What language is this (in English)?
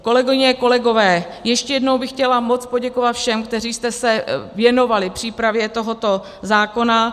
Czech